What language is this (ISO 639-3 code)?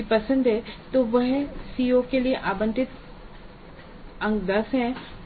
hin